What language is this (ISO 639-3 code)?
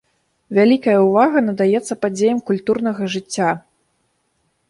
bel